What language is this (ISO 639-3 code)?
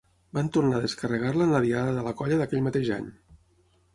cat